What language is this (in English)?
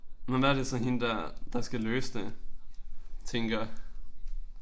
Danish